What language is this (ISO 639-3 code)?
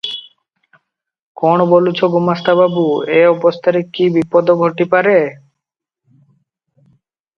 ori